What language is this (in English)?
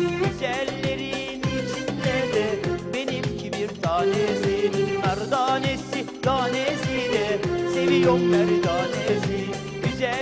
Turkish